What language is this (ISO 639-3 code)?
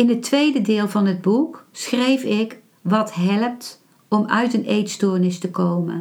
nld